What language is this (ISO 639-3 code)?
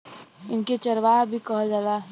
bho